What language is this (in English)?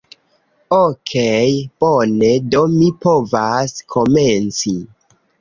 Esperanto